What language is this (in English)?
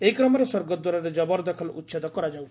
Odia